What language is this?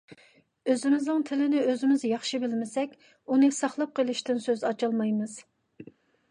Uyghur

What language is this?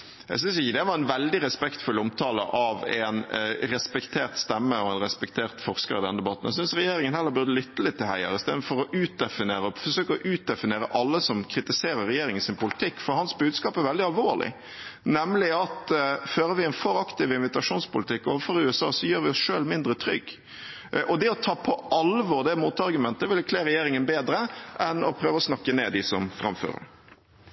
Norwegian Bokmål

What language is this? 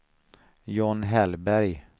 Swedish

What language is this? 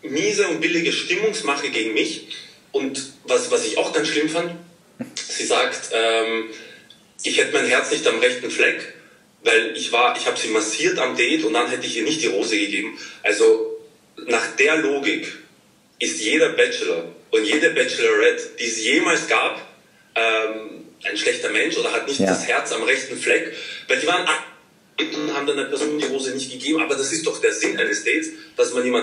German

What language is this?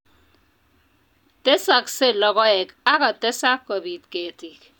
Kalenjin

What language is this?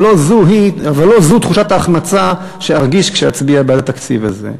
Hebrew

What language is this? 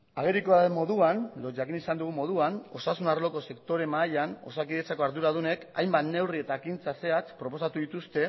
Basque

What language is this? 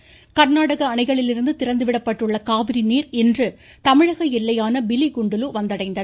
Tamil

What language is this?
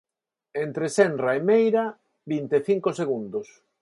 Galician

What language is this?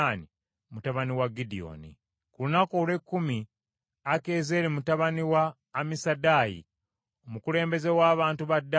Ganda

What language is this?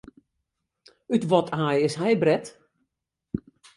Western Frisian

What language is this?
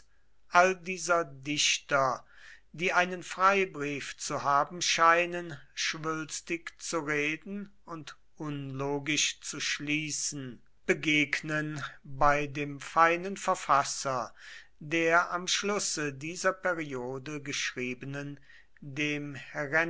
German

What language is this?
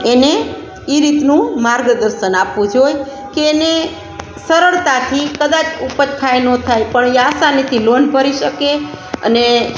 Gujarati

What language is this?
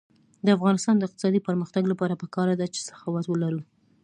Pashto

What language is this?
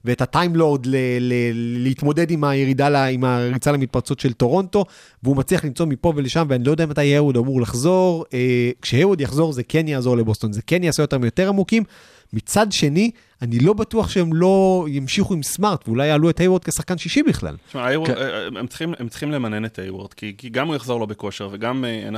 Hebrew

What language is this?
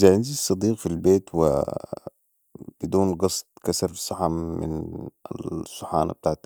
Sudanese Arabic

